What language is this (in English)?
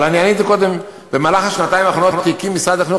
Hebrew